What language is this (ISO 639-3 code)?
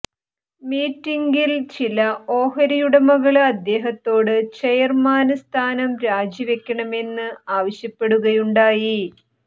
mal